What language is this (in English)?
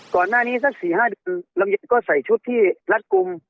Thai